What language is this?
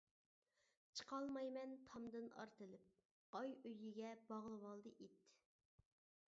Uyghur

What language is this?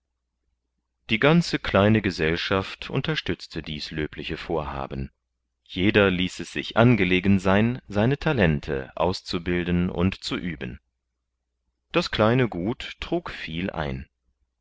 German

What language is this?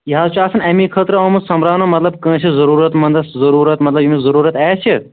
Kashmiri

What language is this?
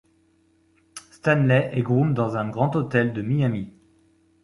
French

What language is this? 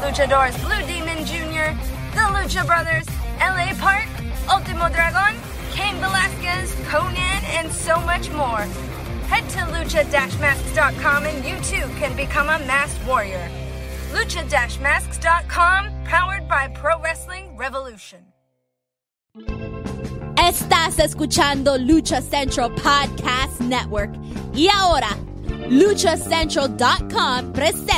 Spanish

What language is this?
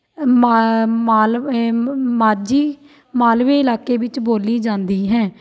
Punjabi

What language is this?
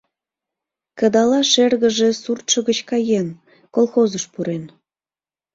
Mari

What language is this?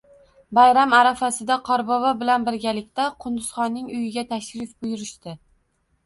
Uzbek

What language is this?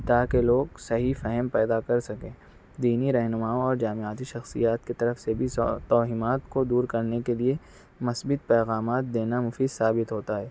Urdu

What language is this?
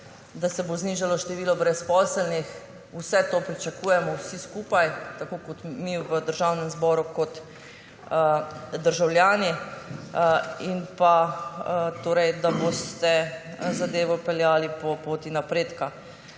Slovenian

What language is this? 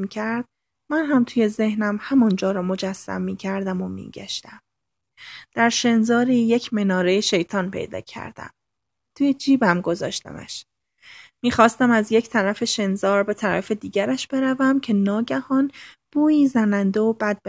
Persian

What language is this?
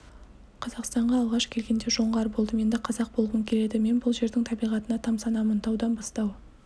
Kazakh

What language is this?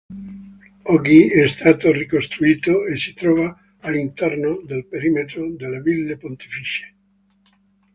Italian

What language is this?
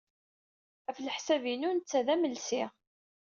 Kabyle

